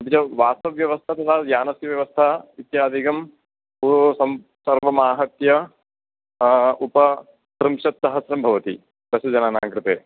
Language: Sanskrit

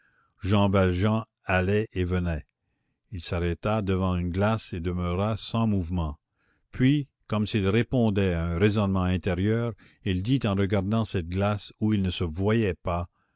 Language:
French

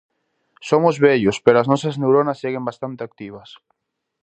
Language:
Galician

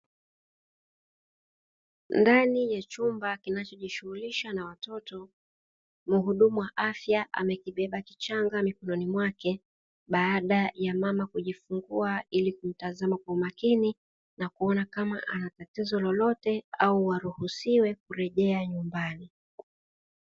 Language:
Swahili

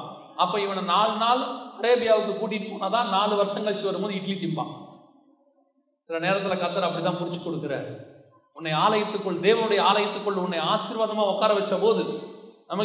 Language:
Tamil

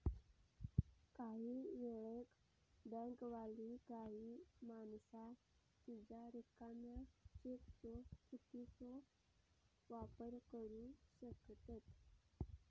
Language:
Marathi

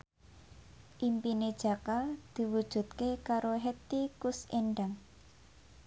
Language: Javanese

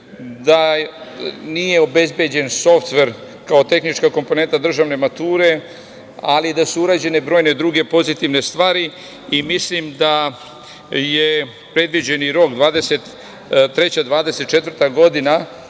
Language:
Serbian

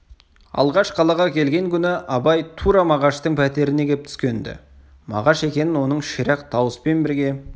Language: Kazakh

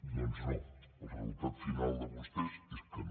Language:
Catalan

